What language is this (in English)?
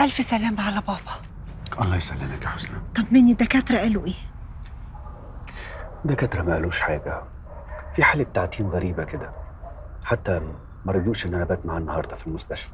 Arabic